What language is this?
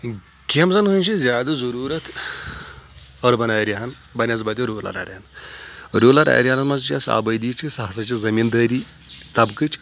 Kashmiri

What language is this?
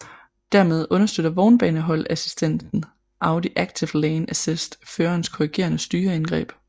Danish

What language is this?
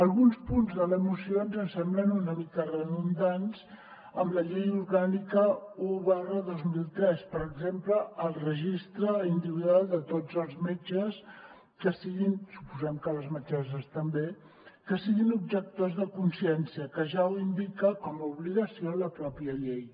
Catalan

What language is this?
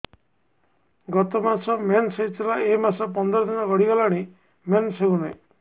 Odia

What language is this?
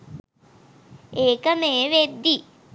Sinhala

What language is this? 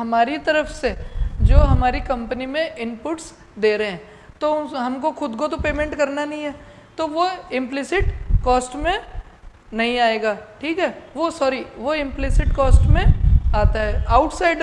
Hindi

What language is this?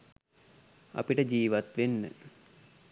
Sinhala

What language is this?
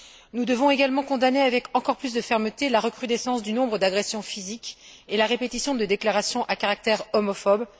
French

